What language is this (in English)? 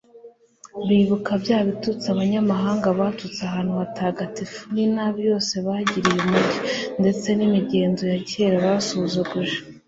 Kinyarwanda